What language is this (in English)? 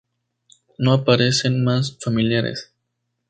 Spanish